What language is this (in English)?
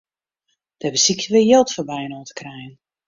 Western Frisian